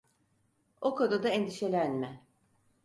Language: Turkish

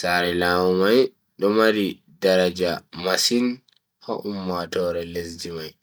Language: Bagirmi Fulfulde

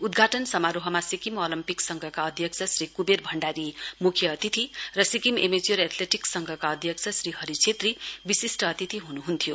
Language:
Nepali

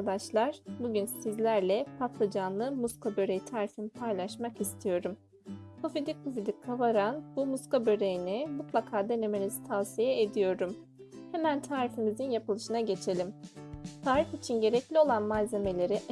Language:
Turkish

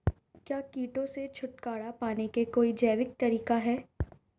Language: Hindi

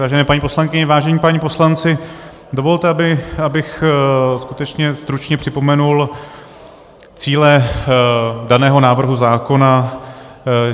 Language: Czech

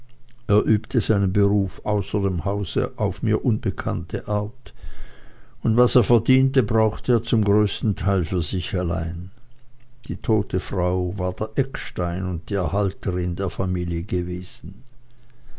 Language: German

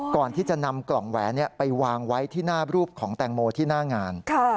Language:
Thai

